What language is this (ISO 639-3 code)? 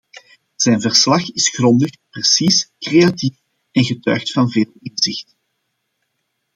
nld